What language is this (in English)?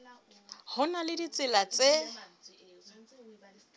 Southern Sotho